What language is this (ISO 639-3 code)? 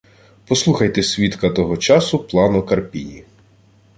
ukr